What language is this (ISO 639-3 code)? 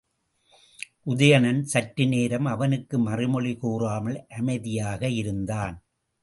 tam